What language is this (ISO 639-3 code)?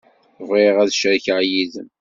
kab